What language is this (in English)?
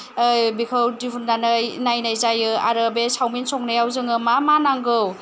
Bodo